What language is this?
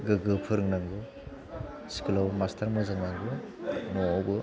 Bodo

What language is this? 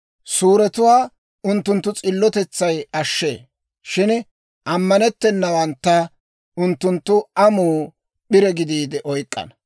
Dawro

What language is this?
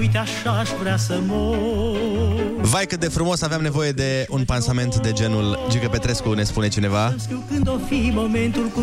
Romanian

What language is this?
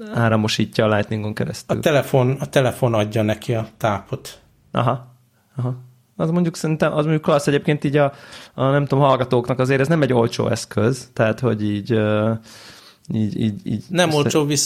Hungarian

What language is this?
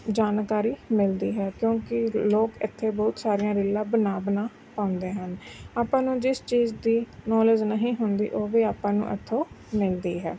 Punjabi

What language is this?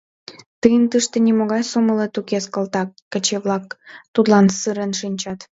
Mari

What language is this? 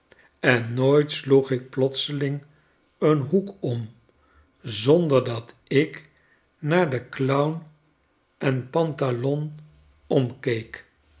Dutch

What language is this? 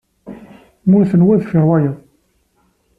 Kabyle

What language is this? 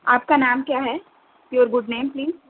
Urdu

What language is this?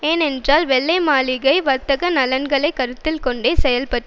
Tamil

